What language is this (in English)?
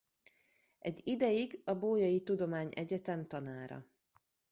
Hungarian